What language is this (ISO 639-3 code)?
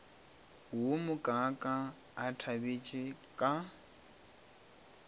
nso